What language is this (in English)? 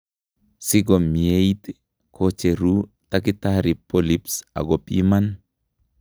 Kalenjin